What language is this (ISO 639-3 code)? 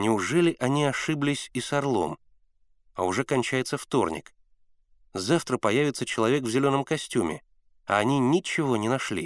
rus